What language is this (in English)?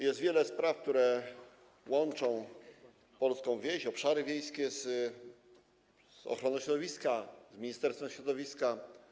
Polish